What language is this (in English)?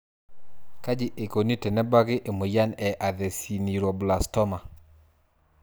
Masai